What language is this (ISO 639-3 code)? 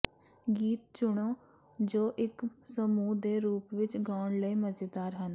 pan